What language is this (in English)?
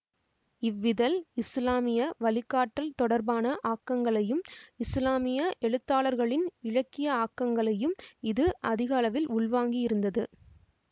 Tamil